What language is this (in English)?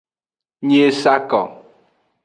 Aja (Benin)